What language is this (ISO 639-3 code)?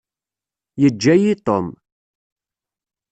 kab